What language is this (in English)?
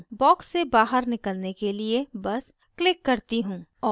Hindi